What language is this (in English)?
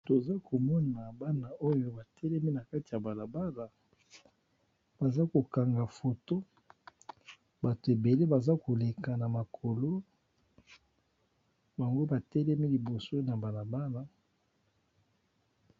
Lingala